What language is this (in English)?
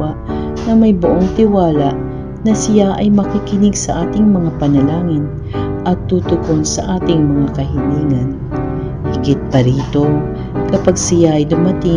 Filipino